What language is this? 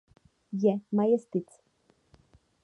Czech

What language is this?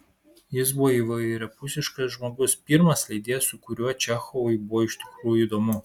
Lithuanian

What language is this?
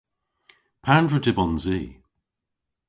Cornish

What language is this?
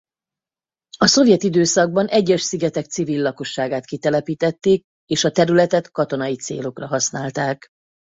Hungarian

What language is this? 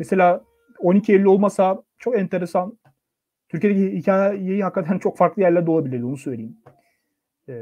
Turkish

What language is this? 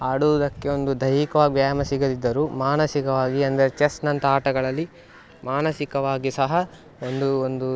Kannada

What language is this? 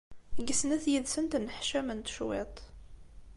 Kabyle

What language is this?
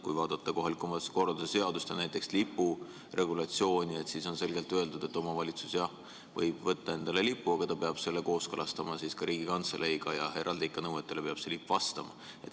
Estonian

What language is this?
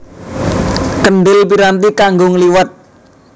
Javanese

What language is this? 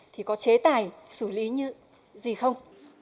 Vietnamese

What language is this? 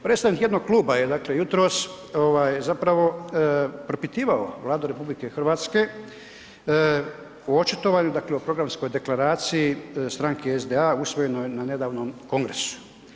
Croatian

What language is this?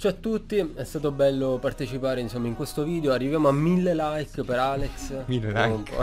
Italian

